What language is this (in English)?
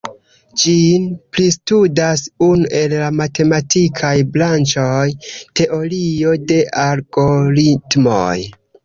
Esperanto